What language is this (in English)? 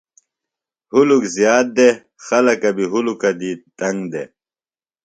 Phalura